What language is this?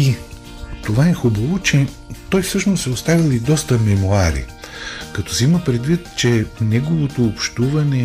Bulgarian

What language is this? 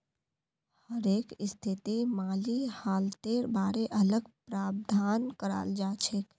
Magahi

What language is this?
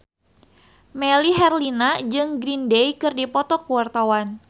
Sundanese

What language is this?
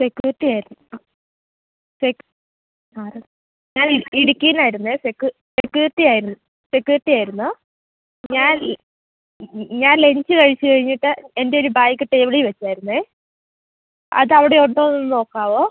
Malayalam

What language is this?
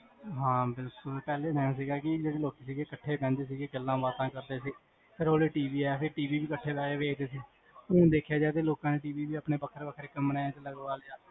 Punjabi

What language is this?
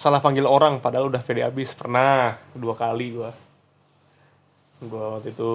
Indonesian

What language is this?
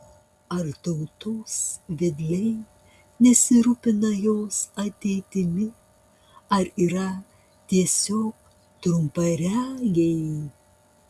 Lithuanian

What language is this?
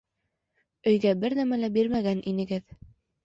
Bashkir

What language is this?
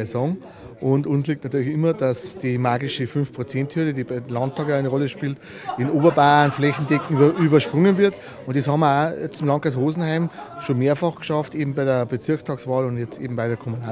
German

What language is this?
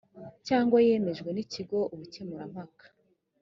Kinyarwanda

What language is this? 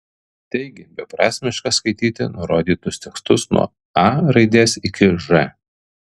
Lithuanian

